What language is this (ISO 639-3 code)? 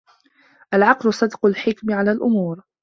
ara